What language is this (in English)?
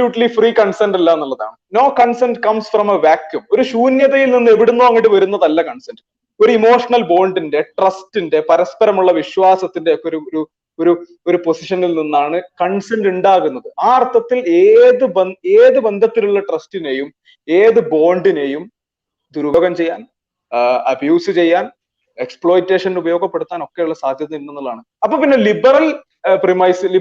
Malayalam